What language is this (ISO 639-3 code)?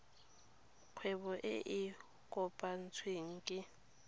tsn